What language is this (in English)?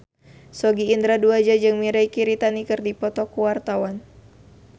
Sundanese